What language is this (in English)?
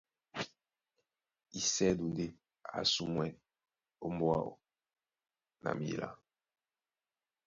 Duala